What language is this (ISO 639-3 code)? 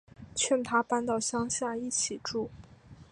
zho